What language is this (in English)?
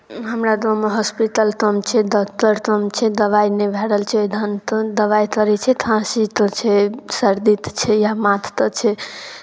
Maithili